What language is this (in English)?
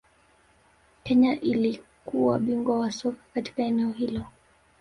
Swahili